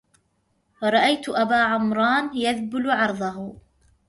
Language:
Arabic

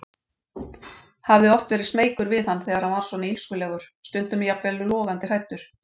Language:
Icelandic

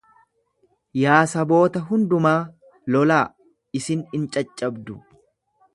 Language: Oromo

